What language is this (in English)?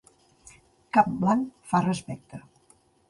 Catalan